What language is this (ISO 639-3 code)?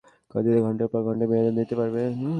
ben